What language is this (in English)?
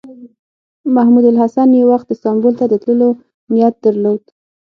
Pashto